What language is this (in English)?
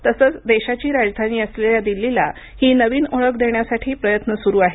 Marathi